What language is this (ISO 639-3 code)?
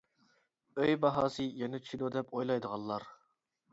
uig